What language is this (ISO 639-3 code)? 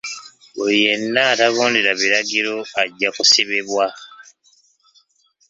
lug